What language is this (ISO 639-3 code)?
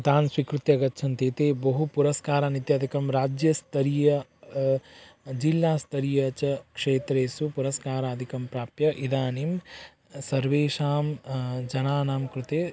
san